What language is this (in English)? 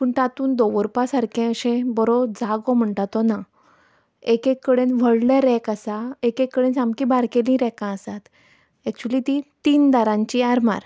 Konkani